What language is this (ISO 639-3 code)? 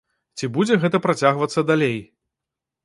bel